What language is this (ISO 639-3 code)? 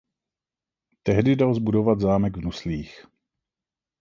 ces